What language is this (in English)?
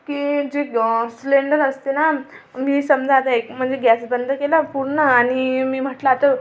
Marathi